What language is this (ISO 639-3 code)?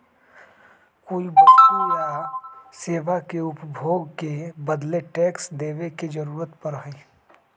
mag